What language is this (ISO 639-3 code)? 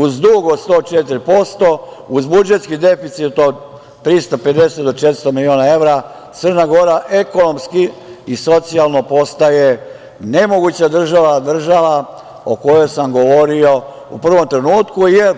srp